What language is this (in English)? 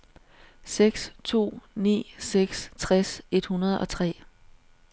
Danish